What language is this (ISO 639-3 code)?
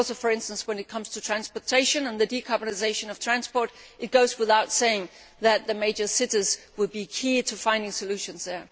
eng